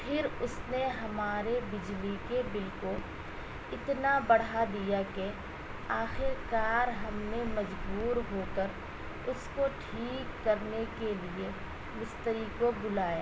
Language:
Urdu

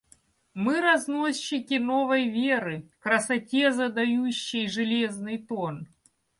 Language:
Russian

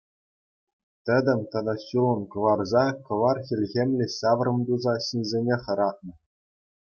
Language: Chuvash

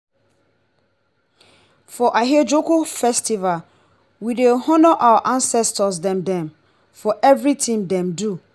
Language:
Nigerian Pidgin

